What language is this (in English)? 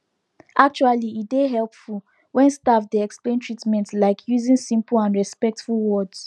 Nigerian Pidgin